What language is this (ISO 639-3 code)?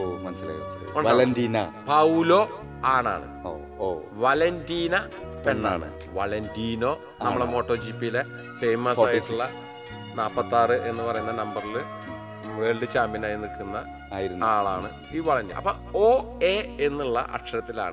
mal